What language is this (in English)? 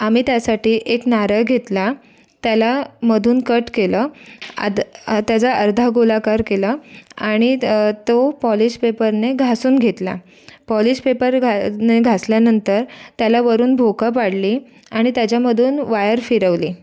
Marathi